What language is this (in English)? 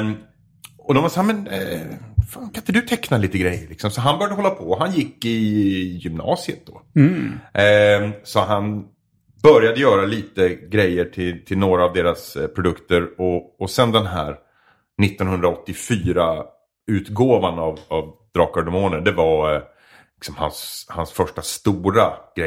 Swedish